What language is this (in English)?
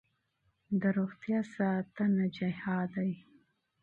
Pashto